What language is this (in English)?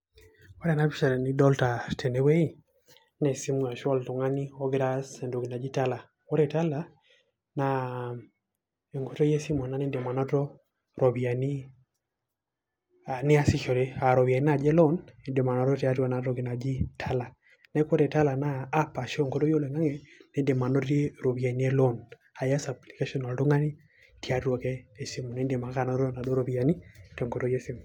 Masai